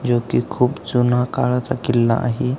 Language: Marathi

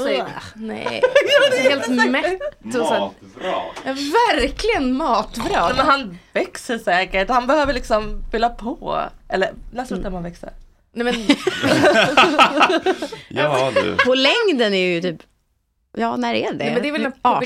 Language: Swedish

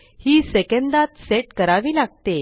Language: Marathi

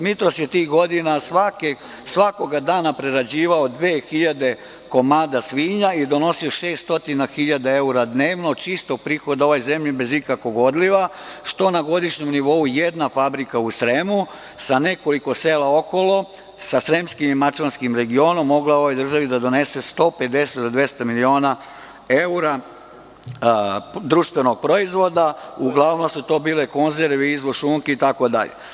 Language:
Serbian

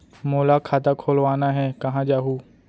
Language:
Chhattisgarhi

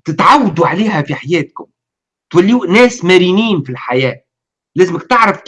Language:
Arabic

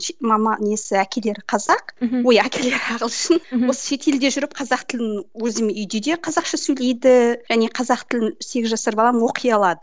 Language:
Kazakh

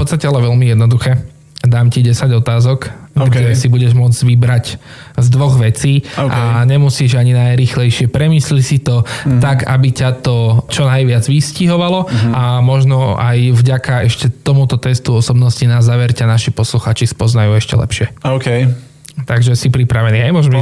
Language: Slovak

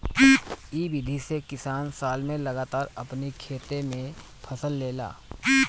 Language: Bhojpuri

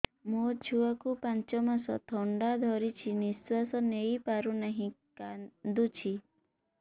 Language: Odia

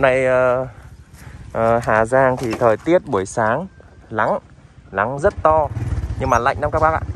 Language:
Vietnamese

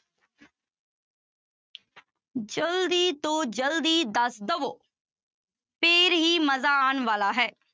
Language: Punjabi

